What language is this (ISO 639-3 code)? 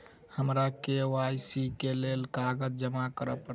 mai